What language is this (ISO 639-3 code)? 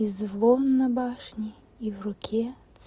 rus